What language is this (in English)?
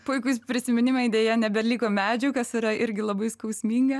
Lithuanian